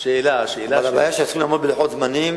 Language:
Hebrew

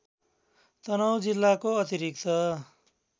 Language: Nepali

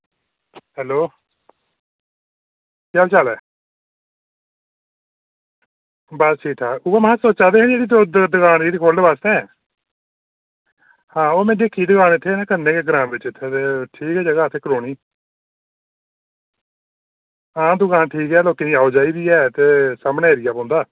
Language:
Dogri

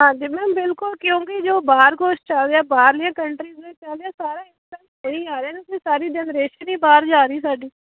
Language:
Punjabi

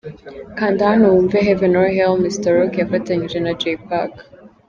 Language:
Kinyarwanda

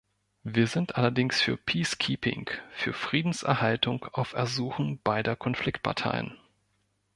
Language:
German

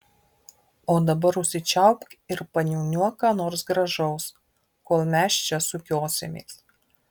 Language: Lithuanian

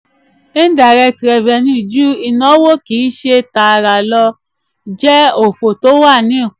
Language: Yoruba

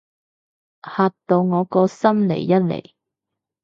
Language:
Cantonese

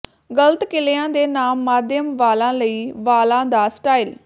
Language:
Punjabi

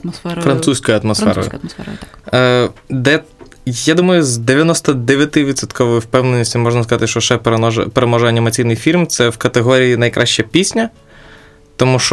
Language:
Ukrainian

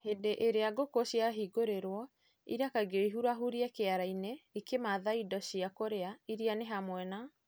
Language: Kikuyu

